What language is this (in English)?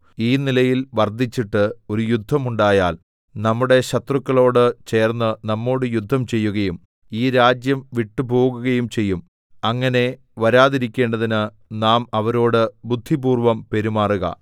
Malayalam